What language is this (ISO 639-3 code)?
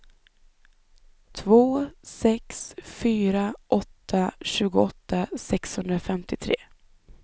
swe